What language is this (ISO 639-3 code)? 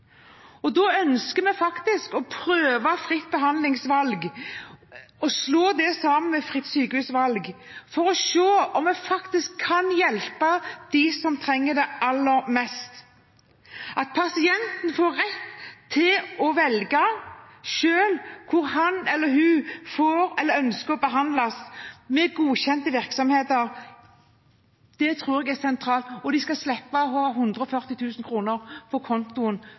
nob